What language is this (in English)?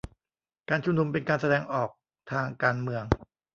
Thai